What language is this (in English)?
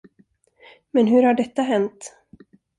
Swedish